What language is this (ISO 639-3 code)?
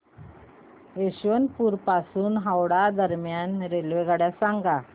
mar